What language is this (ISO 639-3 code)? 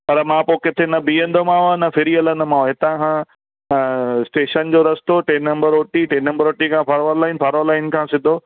snd